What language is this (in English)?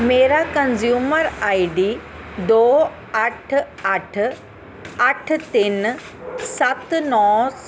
Punjabi